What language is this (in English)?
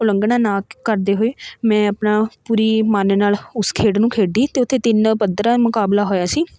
Punjabi